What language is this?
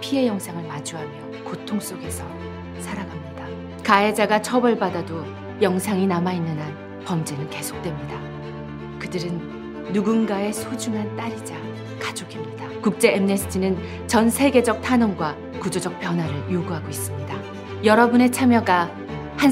Korean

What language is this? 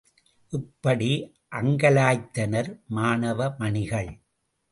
Tamil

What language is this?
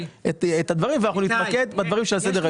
Hebrew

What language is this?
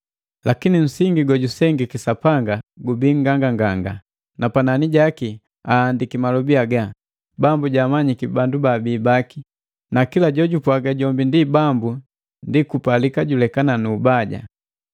Matengo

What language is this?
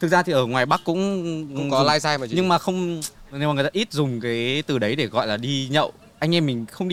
Vietnamese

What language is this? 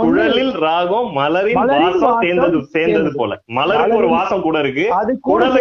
Tamil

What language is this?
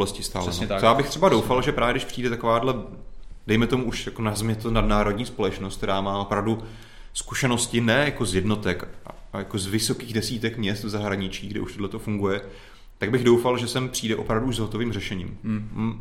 Czech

